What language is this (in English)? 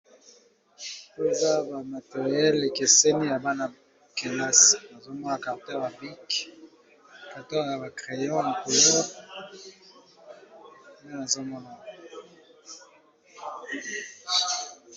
Lingala